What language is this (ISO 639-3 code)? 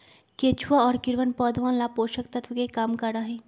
mag